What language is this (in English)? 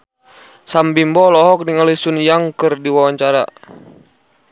Sundanese